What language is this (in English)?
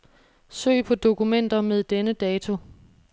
Danish